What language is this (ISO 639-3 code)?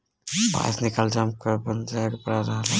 bho